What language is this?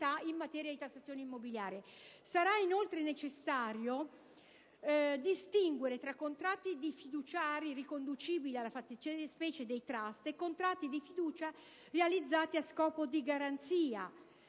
Italian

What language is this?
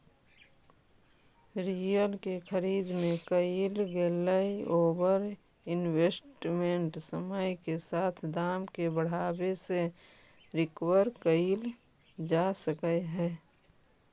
Magahi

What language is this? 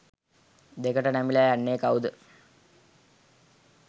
Sinhala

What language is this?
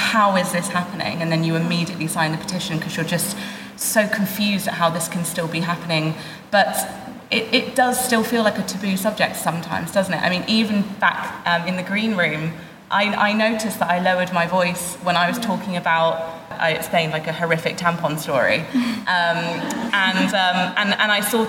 English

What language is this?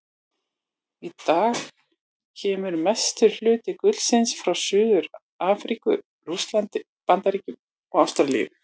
Icelandic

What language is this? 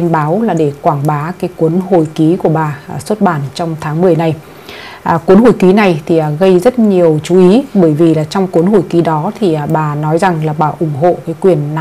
Vietnamese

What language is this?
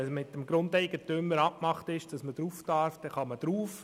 Swiss German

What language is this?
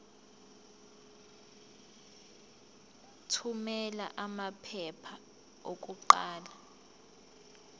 Zulu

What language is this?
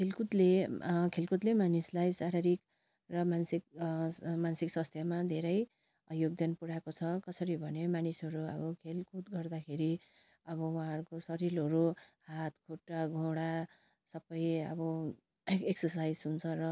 Nepali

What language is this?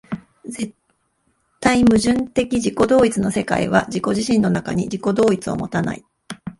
Japanese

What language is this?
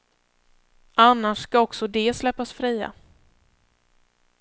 Swedish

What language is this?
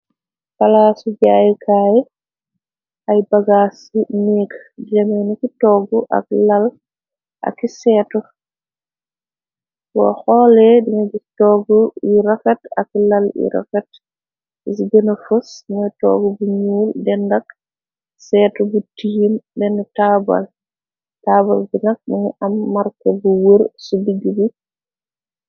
Wolof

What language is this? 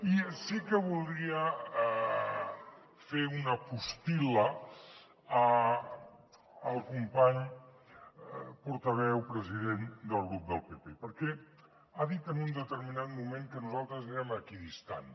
Catalan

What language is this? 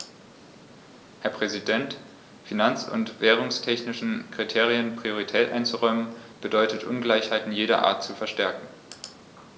German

